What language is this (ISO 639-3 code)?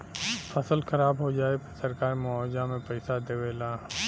bho